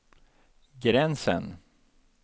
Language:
Swedish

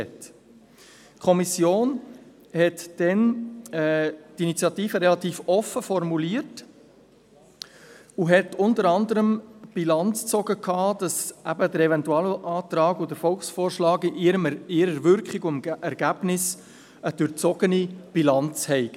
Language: Swiss German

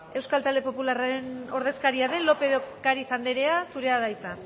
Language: Basque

